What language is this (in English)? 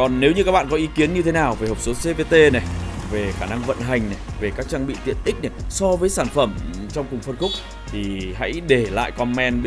Vietnamese